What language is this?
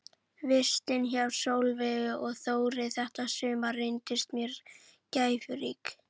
Icelandic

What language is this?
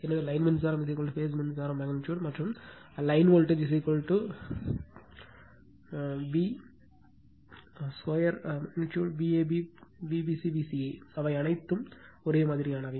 Tamil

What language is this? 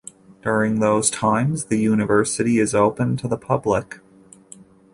English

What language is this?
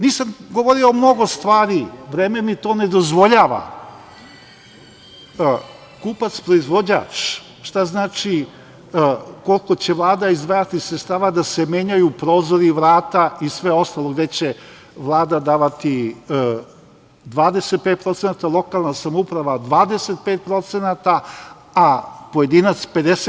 Serbian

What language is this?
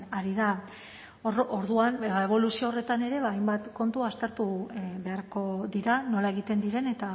Basque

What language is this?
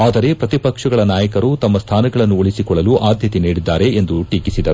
Kannada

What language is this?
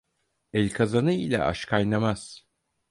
Turkish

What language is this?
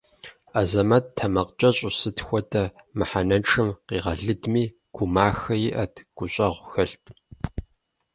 Kabardian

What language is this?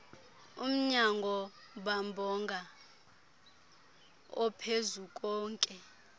Xhosa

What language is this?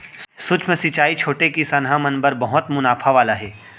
Chhattisgarhi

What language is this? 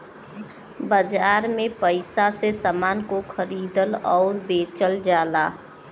Bhojpuri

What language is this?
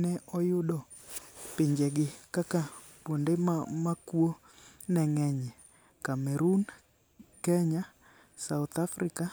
Luo (Kenya and Tanzania)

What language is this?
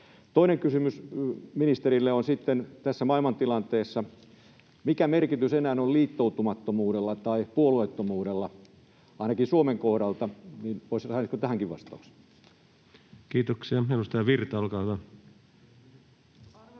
Finnish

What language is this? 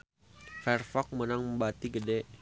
Sundanese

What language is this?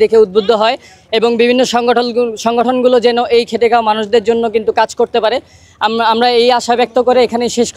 Bangla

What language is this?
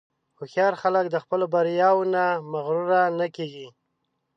Pashto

